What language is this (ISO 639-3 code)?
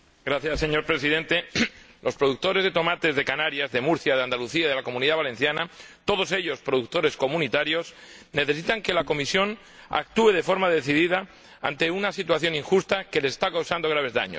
spa